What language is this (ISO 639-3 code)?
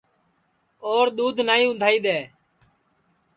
ssi